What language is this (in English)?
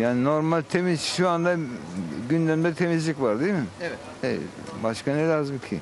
Turkish